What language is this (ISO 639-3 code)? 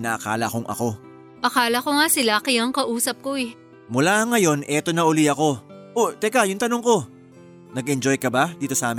fil